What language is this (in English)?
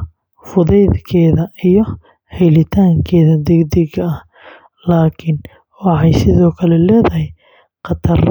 Somali